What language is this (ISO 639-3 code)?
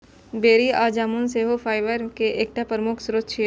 mai